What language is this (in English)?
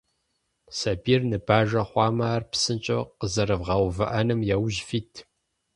Kabardian